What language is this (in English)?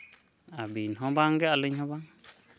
Santali